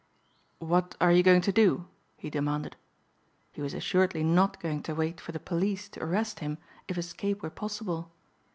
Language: English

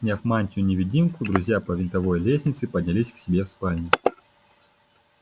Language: Russian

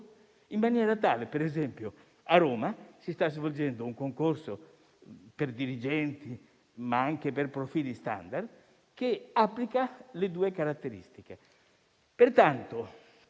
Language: Italian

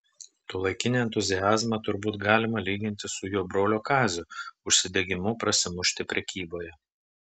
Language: Lithuanian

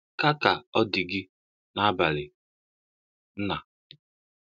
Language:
Igbo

